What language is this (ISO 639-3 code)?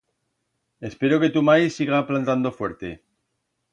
arg